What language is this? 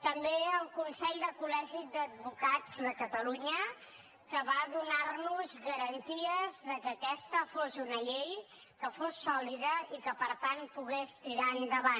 Catalan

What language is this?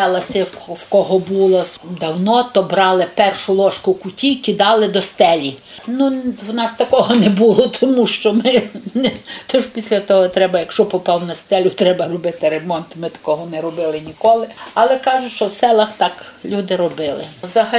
Ukrainian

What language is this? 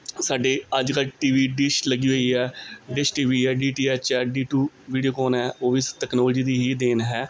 Punjabi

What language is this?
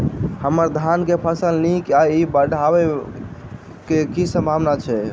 Maithili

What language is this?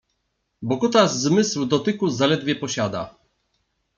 Polish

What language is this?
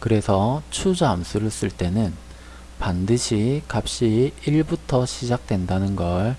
Korean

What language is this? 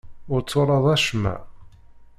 Kabyle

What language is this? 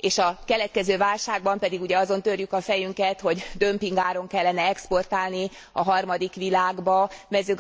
Hungarian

